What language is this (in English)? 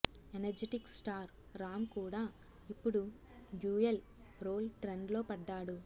Telugu